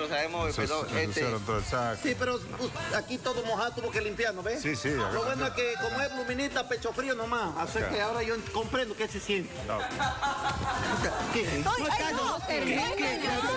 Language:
Spanish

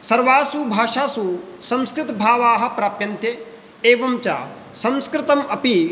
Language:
Sanskrit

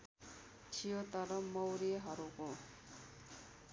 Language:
Nepali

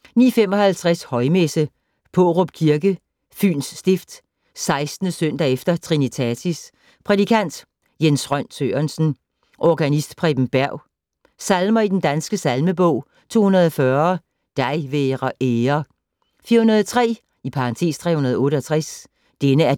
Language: Danish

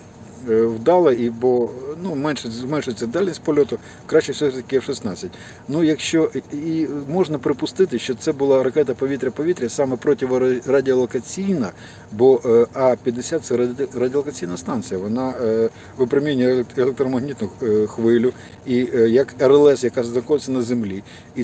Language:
Ukrainian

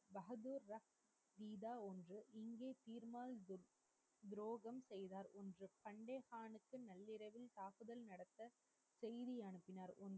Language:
Tamil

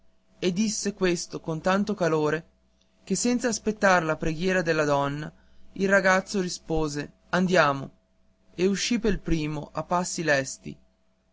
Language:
Italian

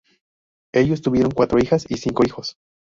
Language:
Spanish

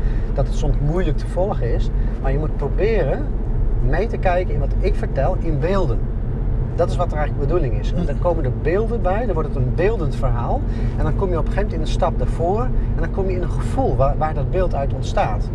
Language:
Dutch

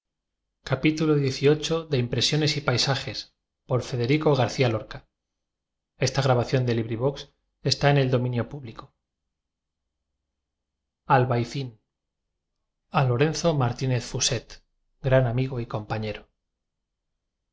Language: Spanish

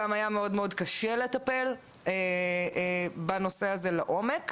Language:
Hebrew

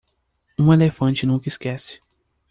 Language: Portuguese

